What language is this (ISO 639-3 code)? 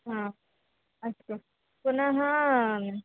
san